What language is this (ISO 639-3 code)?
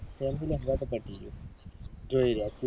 guj